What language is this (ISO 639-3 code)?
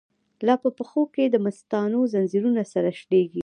pus